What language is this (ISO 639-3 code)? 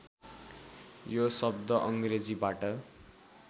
nep